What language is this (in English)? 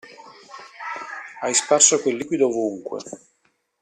Italian